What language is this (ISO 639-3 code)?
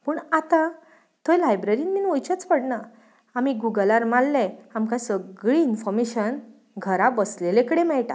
kok